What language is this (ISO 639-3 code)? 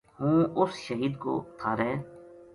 gju